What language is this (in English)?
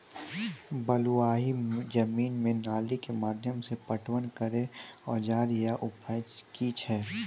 Maithili